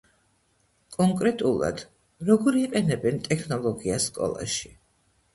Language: Georgian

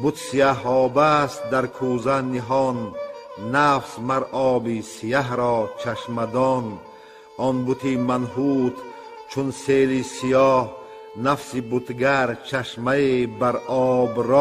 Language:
Persian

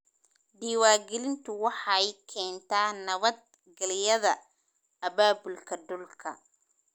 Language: Somali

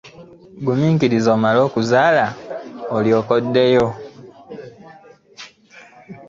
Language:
Ganda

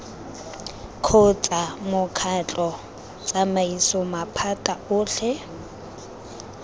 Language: Tswana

